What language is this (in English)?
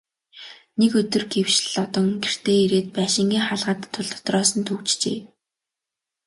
Mongolian